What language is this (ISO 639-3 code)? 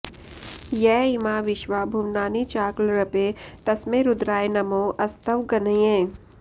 san